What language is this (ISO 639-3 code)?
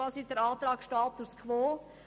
gsw